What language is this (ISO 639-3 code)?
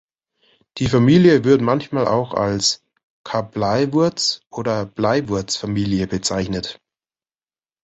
deu